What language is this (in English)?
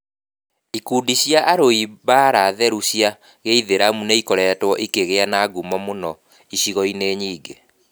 Kikuyu